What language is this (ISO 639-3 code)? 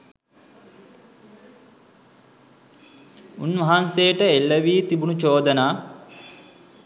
sin